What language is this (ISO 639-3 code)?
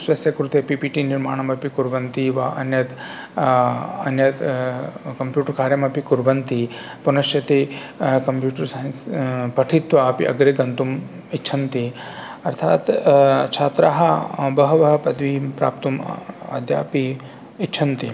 san